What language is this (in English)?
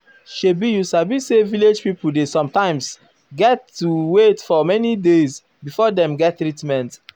Nigerian Pidgin